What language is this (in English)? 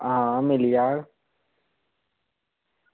Dogri